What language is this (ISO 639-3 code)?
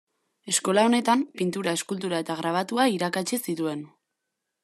eus